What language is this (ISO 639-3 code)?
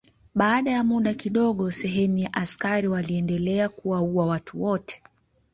swa